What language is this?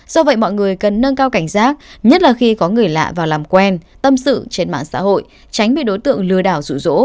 Vietnamese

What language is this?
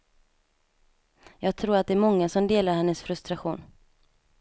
Swedish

